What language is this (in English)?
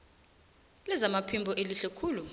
South Ndebele